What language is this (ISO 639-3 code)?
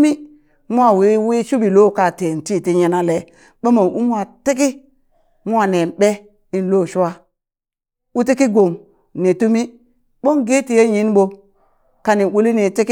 bys